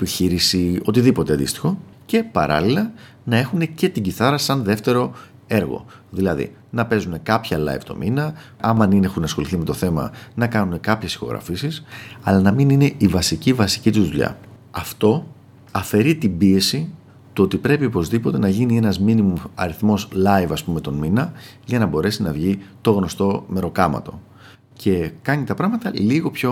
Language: Greek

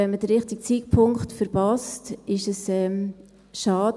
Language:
Swiss German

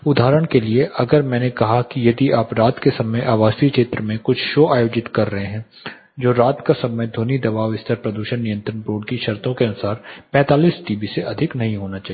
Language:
Hindi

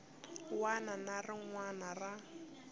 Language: Tsonga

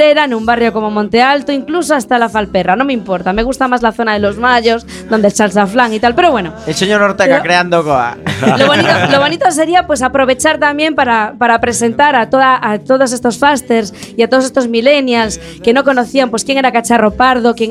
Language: Spanish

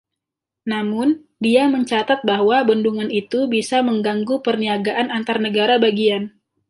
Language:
Indonesian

